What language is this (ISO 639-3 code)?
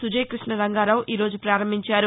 tel